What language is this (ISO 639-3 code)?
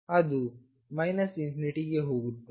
kan